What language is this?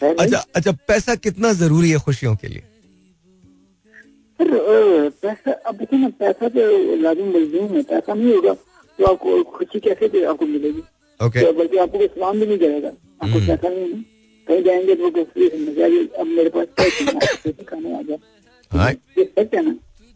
Hindi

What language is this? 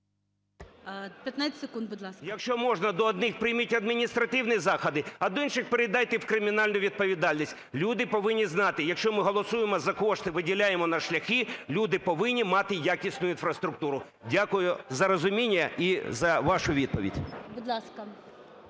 Ukrainian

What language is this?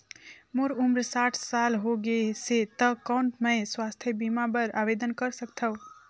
Chhattisgarhi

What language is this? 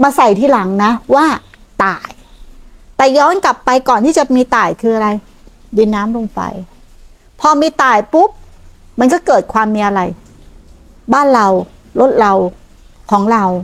Thai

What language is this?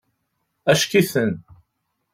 Kabyle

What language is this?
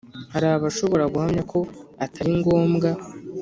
Kinyarwanda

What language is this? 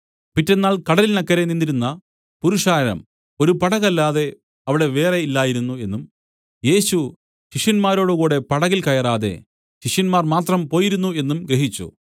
Malayalam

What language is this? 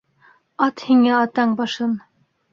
Bashkir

